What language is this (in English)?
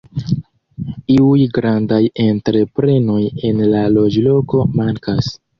Esperanto